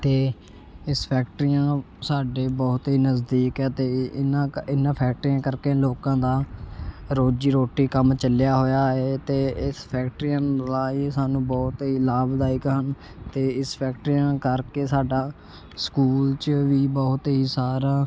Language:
Punjabi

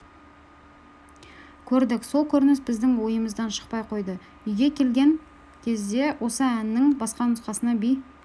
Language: Kazakh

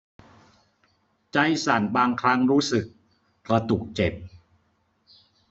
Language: Thai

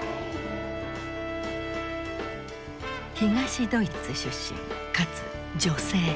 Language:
Japanese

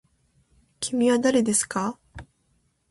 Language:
Japanese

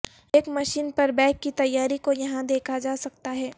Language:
Urdu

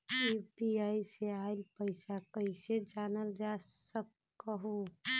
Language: Magahi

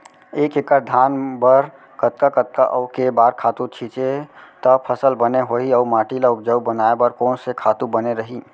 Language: Chhattisgarhi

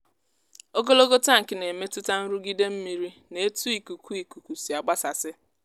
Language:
Igbo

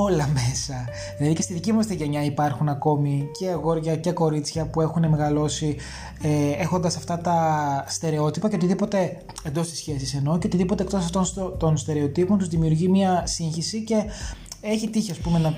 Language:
Greek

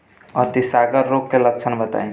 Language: Bhojpuri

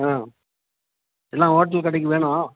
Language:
Tamil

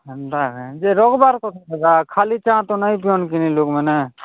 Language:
Odia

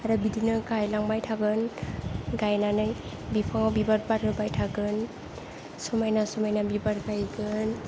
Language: Bodo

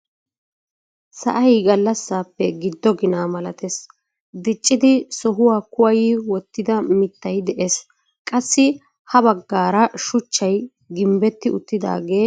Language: Wolaytta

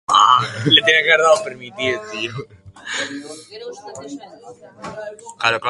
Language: Basque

